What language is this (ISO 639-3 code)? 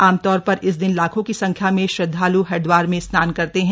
hin